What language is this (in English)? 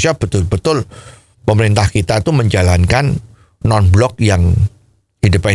Indonesian